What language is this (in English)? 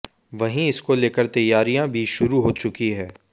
Hindi